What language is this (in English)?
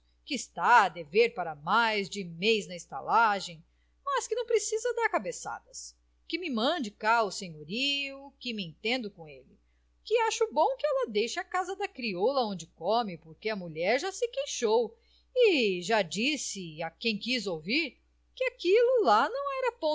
Portuguese